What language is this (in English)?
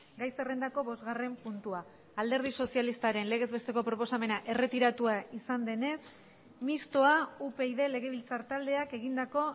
Basque